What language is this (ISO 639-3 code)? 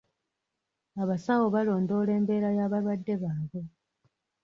lug